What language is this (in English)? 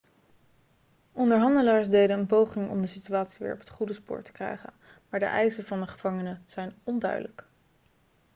Dutch